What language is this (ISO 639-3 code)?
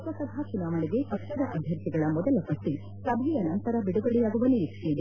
kan